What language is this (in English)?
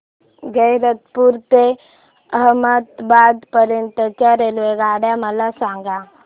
Marathi